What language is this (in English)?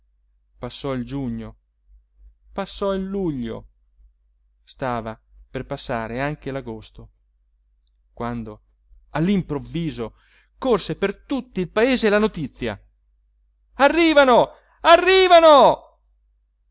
Italian